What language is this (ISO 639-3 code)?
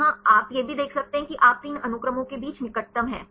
hin